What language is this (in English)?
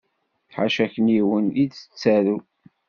Kabyle